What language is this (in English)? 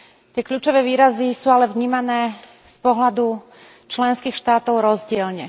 Slovak